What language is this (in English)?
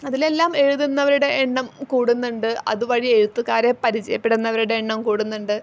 Malayalam